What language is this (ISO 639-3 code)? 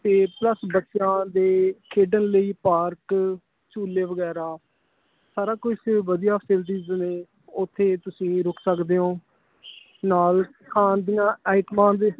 pan